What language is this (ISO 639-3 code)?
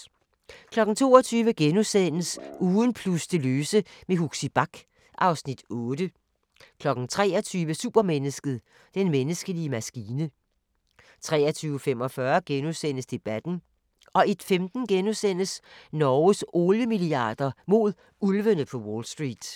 dan